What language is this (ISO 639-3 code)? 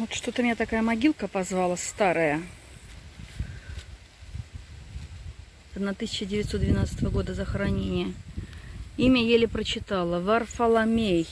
rus